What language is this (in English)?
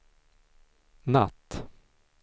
Swedish